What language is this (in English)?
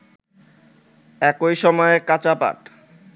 Bangla